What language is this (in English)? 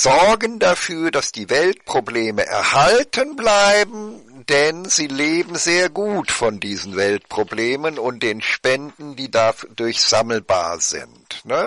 German